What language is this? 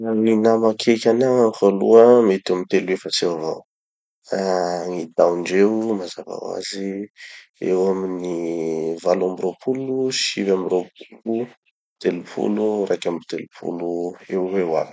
Tanosy Malagasy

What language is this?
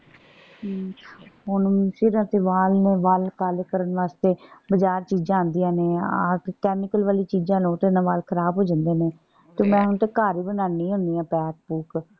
Punjabi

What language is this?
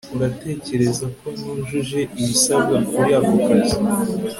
Kinyarwanda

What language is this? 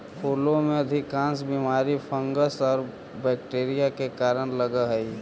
Magahi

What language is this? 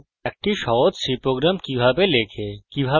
Bangla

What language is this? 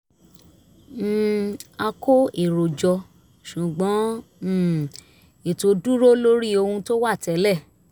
Yoruba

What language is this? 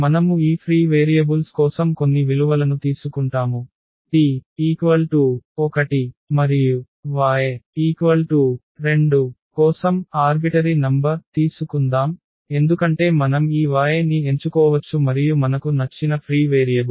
Telugu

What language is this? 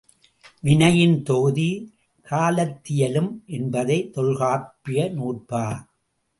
Tamil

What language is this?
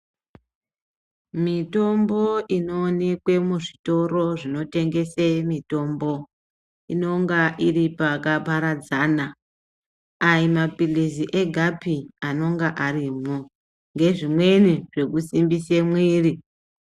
Ndau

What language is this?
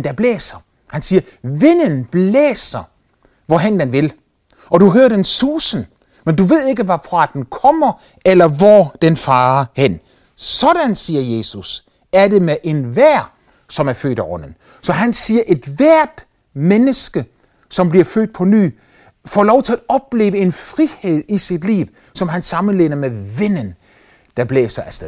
Danish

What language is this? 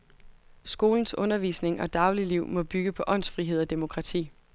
Danish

